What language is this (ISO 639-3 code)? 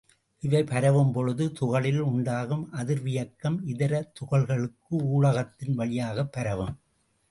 tam